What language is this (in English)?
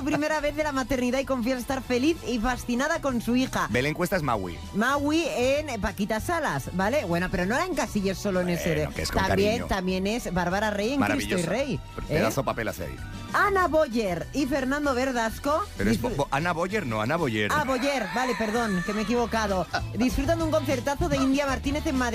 Spanish